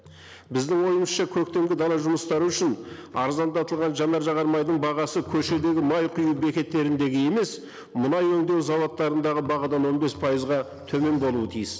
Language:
Kazakh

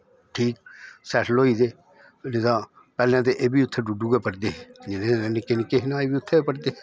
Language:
Dogri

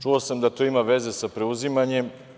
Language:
Serbian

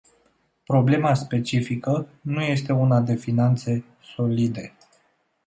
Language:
Romanian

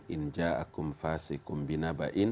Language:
Indonesian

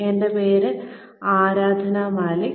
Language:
Malayalam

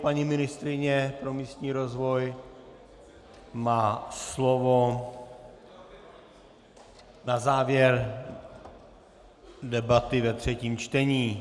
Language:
Czech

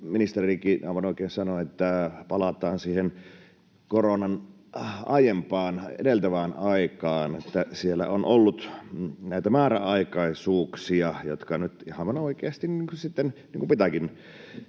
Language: Finnish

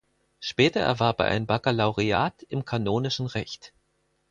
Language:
German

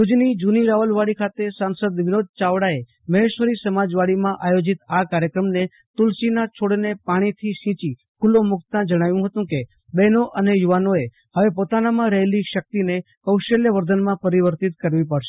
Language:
Gujarati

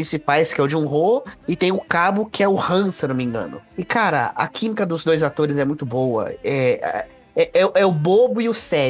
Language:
Portuguese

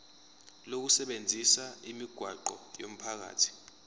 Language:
Zulu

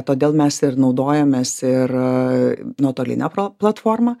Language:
Lithuanian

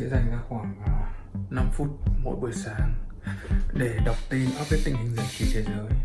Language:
Vietnamese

